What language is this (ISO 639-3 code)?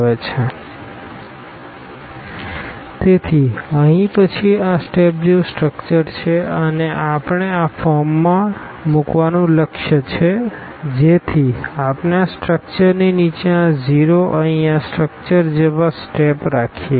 guj